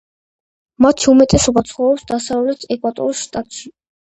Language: Georgian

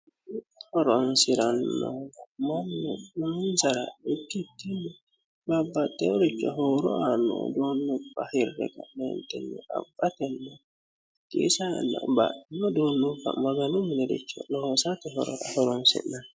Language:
Sidamo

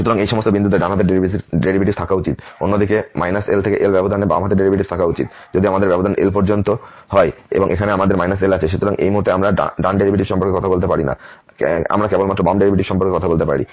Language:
Bangla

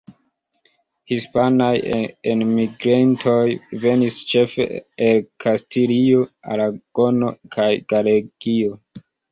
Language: Esperanto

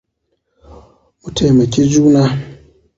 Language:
Hausa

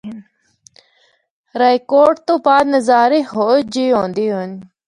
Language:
Northern Hindko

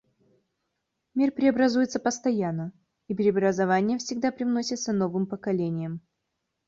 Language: Russian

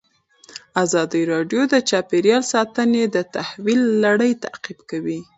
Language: Pashto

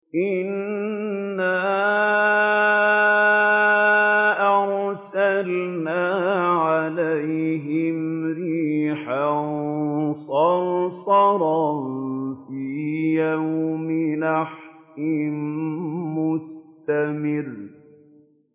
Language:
Arabic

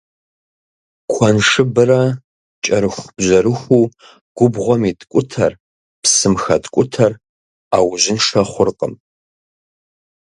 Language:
Kabardian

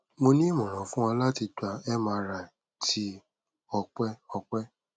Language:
Yoruba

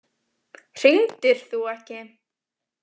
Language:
Icelandic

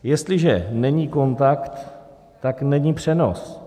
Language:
Czech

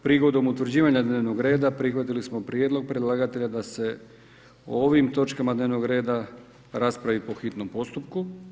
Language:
Croatian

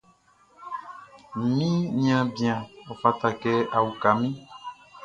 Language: Baoulé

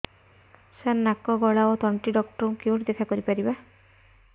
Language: Odia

